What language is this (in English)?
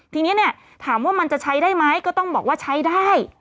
Thai